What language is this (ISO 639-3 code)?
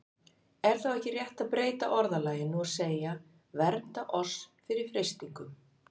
isl